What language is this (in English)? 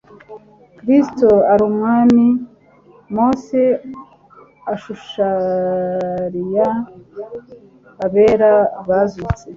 Kinyarwanda